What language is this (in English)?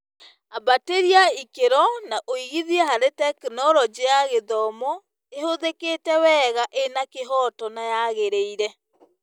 Kikuyu